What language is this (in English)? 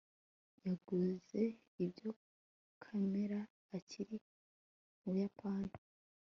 Kinyarwanda